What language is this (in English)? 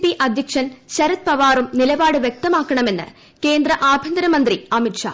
Malayalam